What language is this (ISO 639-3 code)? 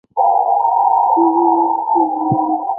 zho